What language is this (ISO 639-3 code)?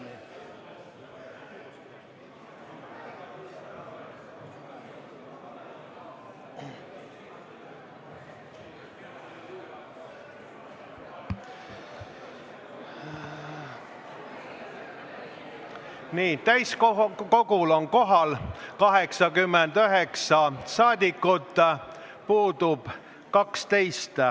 est